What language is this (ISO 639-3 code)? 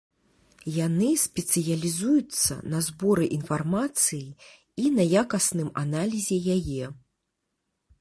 bel